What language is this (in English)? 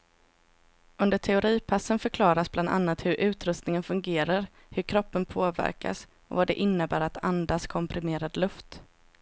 Swedish